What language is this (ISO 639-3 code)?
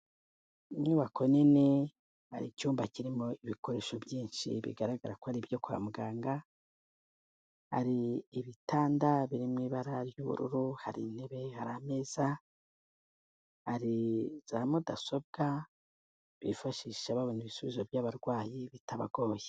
kin